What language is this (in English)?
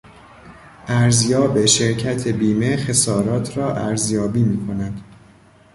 Persian